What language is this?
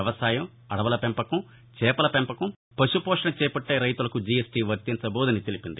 Telugu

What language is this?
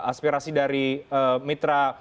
Indonesian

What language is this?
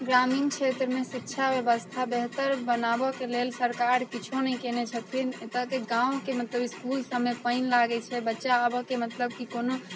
Maithili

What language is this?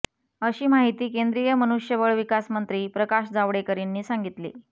Marathi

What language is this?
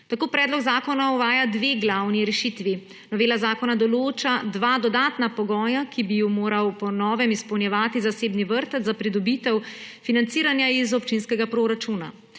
Slovenian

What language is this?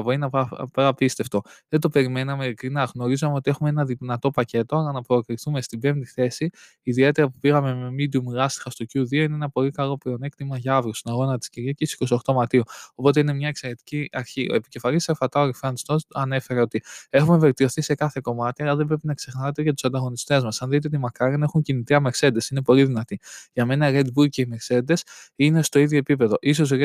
Greek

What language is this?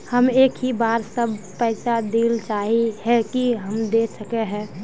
Magahi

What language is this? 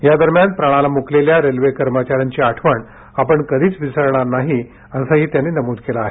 Marathi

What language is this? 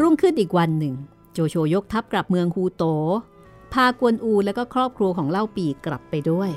Thai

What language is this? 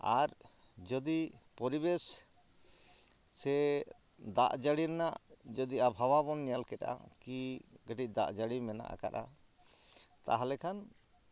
Santali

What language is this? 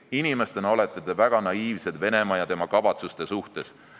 Estonian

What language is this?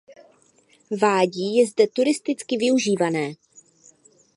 Czech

